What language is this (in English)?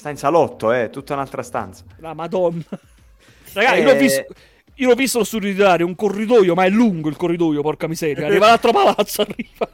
Italian